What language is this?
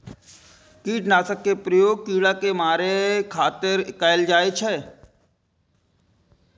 Maithili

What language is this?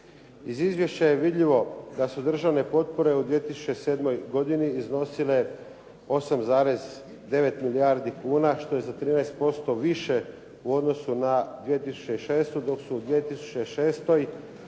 Croatian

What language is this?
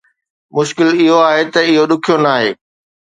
Sindhi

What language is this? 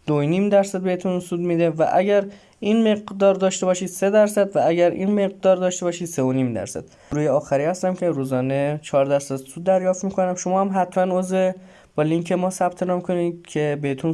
Persian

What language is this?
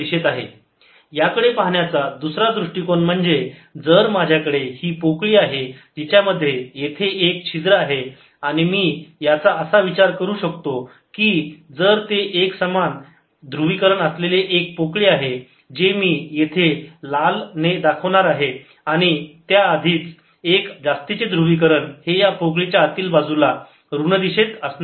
Marathi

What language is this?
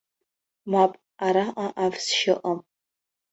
Abkhazian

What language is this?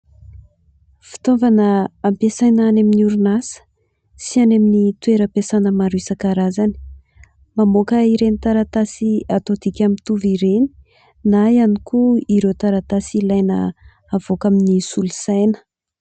Malagasy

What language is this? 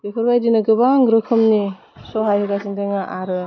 Bodo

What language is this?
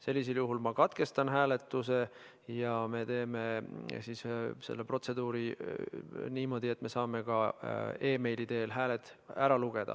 Estonian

